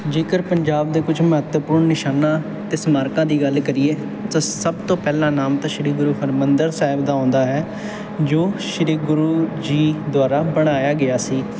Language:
Punjabi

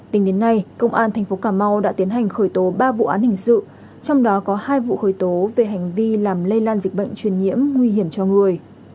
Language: Vietnamese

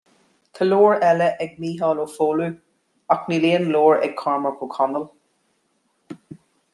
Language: Irish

